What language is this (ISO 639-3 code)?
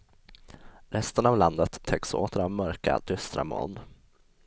swe